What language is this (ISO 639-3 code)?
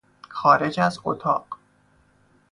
fas